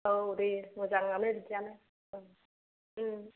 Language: Bodo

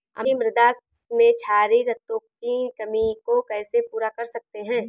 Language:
Hindi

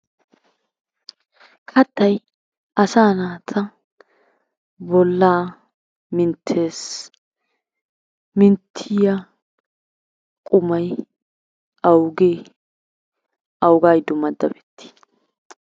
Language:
Wolaytta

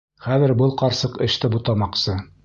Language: Bashkir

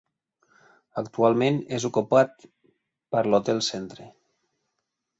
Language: Catalan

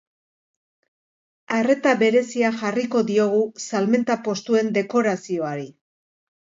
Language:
Basque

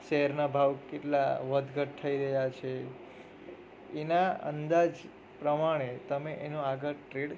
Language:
Gujarati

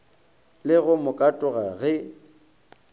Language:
Northern Sotho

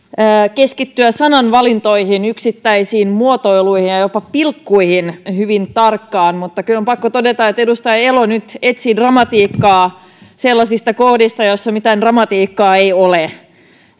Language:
Finnish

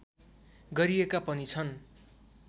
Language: Nepali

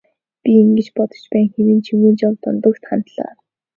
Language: Mongolian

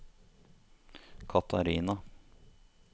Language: Norwegian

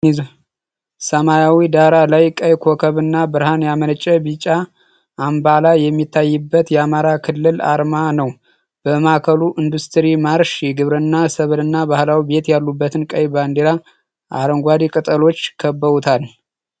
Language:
Amharic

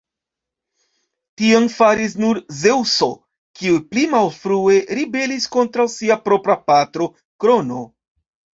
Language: Esperanto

